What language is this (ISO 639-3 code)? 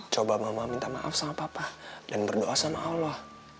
ind